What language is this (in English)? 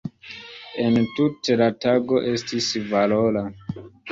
Esperanto